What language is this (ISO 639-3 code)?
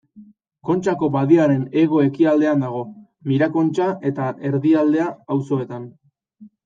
eus